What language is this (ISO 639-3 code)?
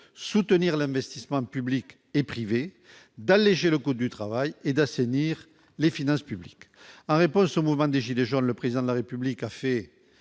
fra